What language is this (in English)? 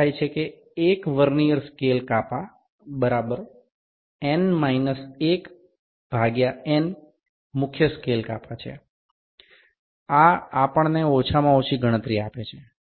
Bangla